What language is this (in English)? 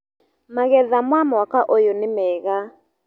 Kikuyu